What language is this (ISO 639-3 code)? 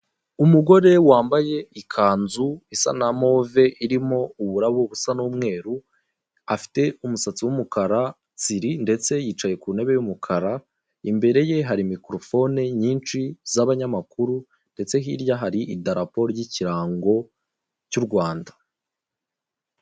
kin